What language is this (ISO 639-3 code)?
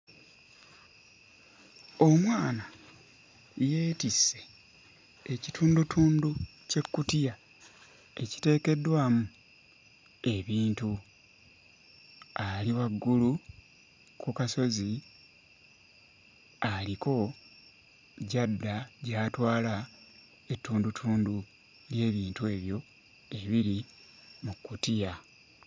lug